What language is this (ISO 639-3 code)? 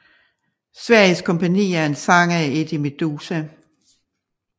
dan